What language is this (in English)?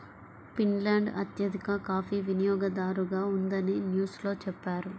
Telugu